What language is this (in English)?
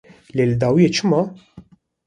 Kurdish